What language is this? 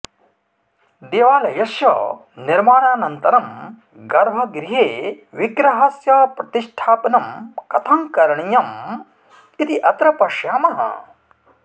Sanskrit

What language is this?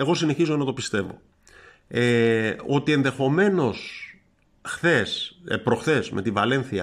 Greek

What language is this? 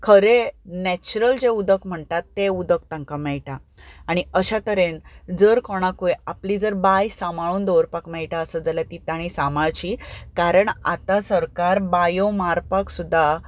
Konkani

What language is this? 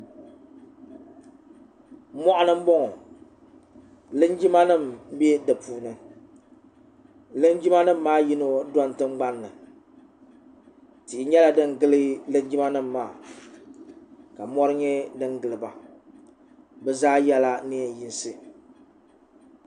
Dagbani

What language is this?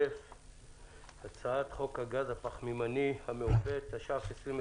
Hebrew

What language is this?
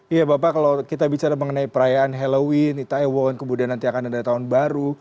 Indonesian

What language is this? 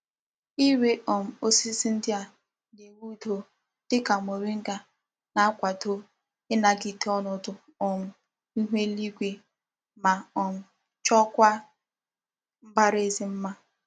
Igbo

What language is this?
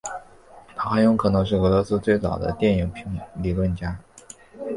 Chinese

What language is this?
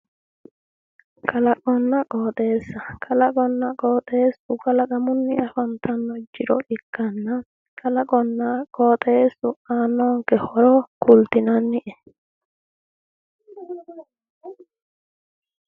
Sidamo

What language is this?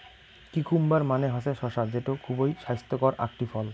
Bangla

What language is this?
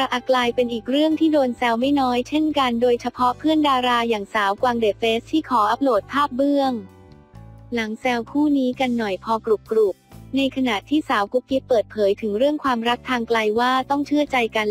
Thai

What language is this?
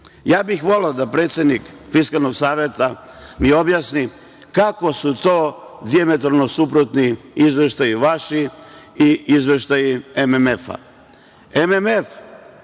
Serbian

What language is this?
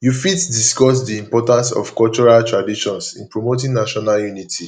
Nigerian Pidgin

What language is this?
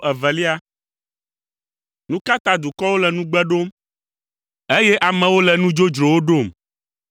Ewe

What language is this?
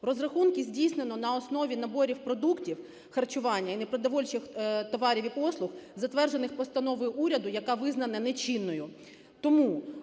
Ukrainian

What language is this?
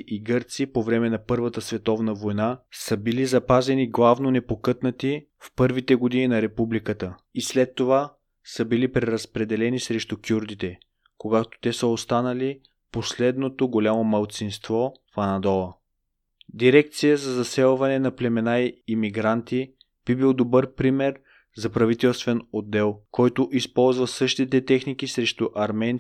Bulgarian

